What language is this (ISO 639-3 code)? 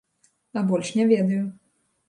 bel